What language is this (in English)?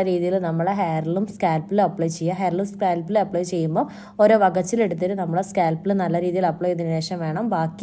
Malayalam